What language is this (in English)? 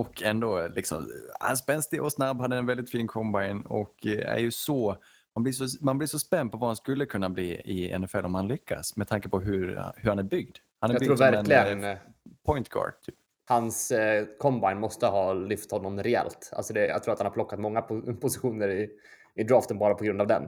Swedish